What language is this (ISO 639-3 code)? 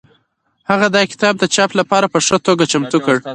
pus